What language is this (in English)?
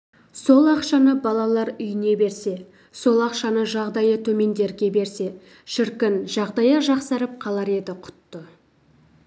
Kazakh